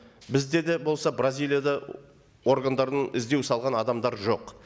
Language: Kazakh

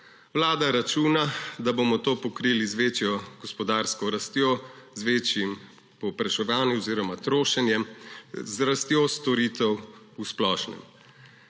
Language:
Slovenian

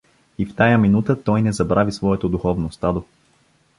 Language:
Bulgarian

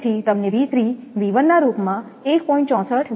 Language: Gujarati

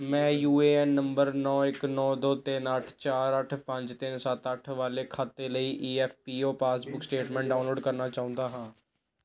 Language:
Punjabi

